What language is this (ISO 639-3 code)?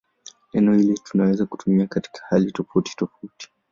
swa